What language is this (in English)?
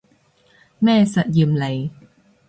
Cantonese